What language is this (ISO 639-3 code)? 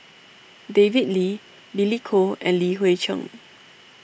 eng